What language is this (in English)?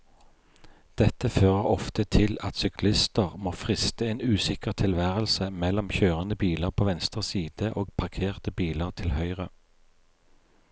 Norwegian